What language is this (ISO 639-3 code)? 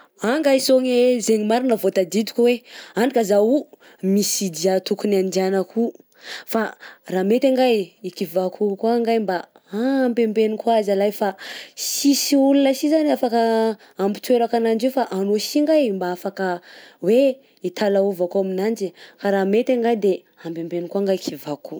bzc